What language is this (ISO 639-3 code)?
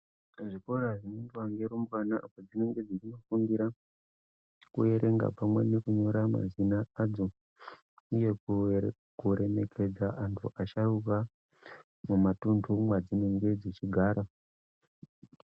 ndc